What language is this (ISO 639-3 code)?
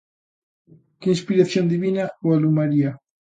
glg